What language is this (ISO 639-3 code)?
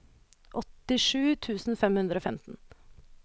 nor